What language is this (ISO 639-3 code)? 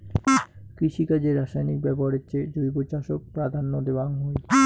ben